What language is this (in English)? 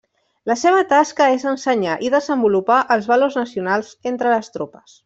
Catalan